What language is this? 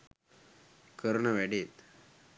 Sinhala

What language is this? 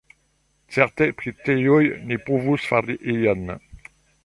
Esperanto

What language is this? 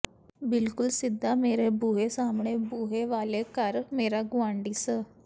Punjabi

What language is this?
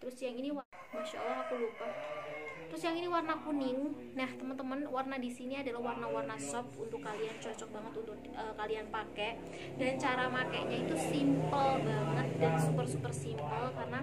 Indonesian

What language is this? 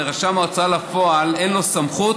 Hebrew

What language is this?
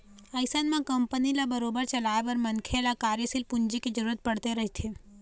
Chhattisgarhi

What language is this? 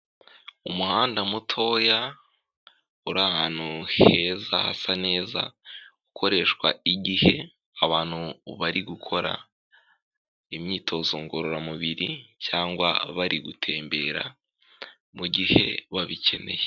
Kinyarwanda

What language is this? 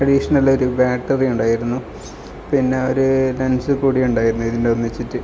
Malayalam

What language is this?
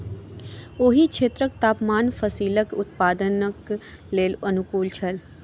Maithili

